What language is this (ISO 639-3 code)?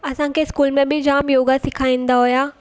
snd